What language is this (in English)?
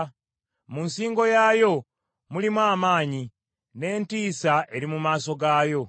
Ganda